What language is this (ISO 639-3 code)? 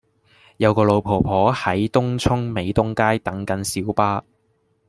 yue